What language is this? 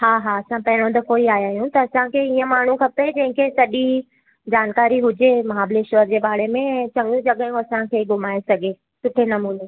Sindhi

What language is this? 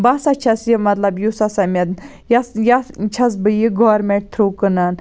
Kashmiri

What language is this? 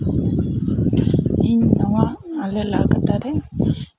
Santali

